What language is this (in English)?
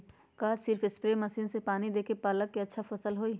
Magahi